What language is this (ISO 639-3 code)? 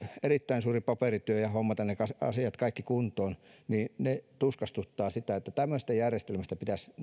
fin